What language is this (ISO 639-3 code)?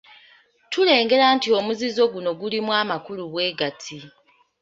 lug